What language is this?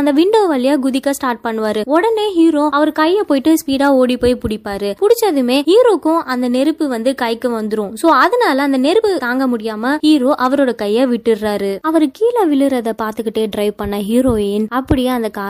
Tamil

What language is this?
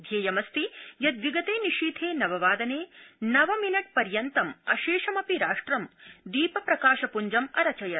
Sanskrit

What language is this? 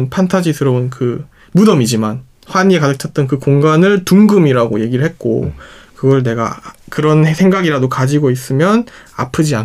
Korean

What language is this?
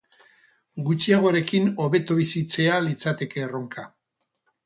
Basque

